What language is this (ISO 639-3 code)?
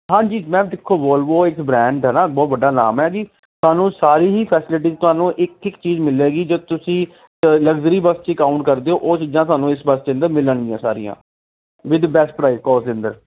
pan